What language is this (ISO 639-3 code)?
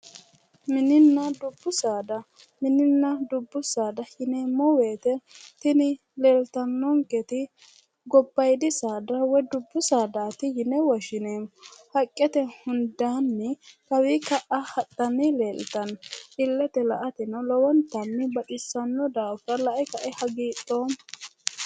sid